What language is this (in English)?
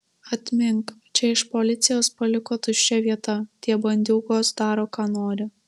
Lithuanian